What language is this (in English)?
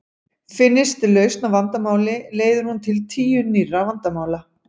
Icelandic